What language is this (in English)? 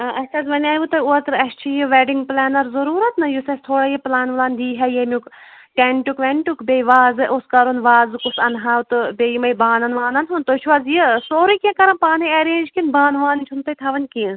Kashmiri